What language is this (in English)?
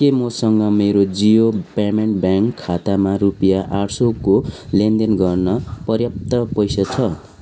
Nepali